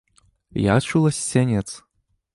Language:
Belarusian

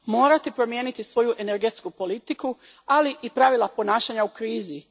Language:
Croatian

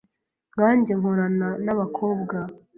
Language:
Kinyarwanda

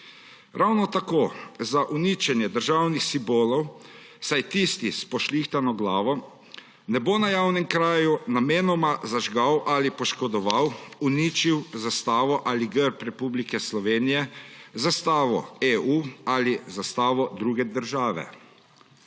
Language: Slovenian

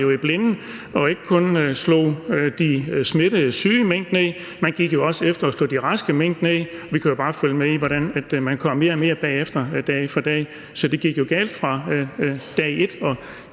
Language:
Danish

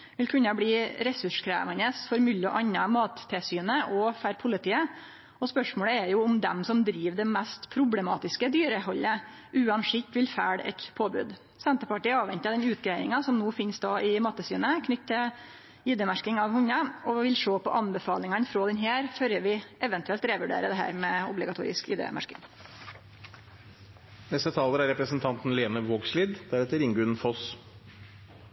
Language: Norwegian Nynorsk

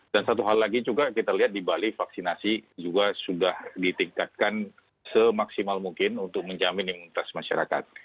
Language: Indonesian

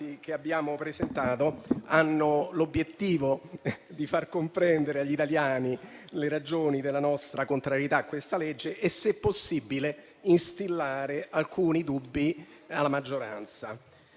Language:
Italian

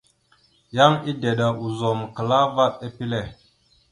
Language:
Mada (Cameroon)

